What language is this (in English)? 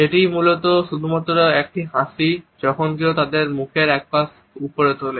Bangla